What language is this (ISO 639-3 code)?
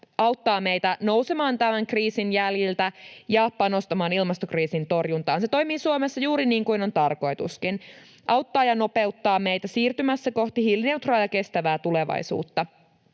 fin